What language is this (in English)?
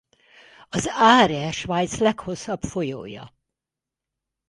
Hungarian